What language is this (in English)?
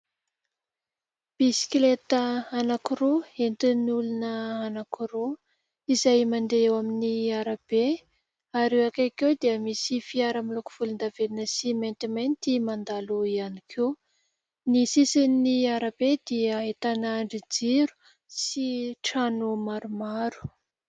Malagasy